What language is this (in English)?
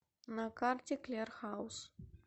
Russian